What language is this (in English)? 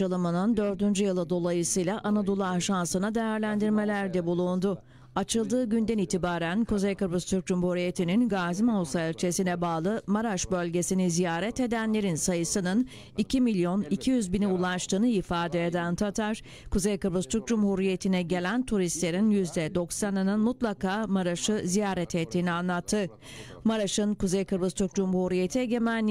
Turkish